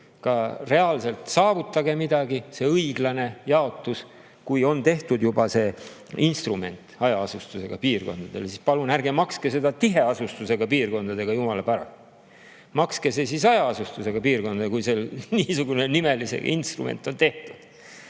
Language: Estonian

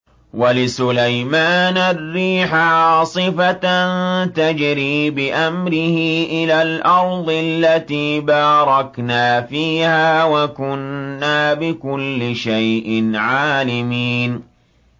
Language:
Arabic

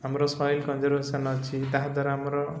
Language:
Odia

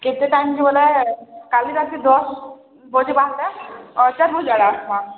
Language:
Odia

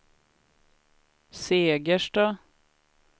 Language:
Swedish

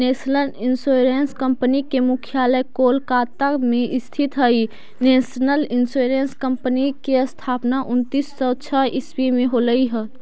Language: Magahi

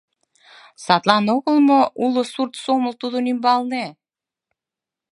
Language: Mari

